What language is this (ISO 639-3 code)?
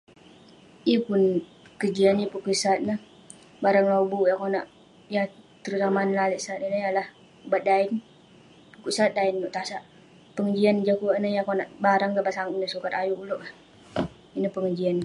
pne